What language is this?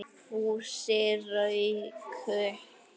Icelandic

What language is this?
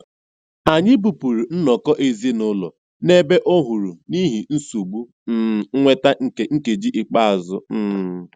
Igbo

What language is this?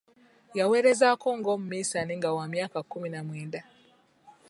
Ganda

